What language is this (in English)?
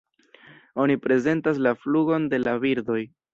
Esperanto